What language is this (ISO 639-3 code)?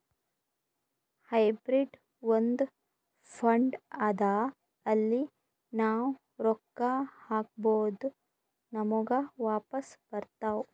kan